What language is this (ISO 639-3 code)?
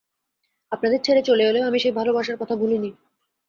ben